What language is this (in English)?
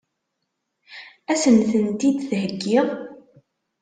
Kabyle